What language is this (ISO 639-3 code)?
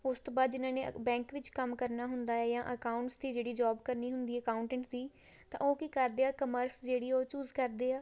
pan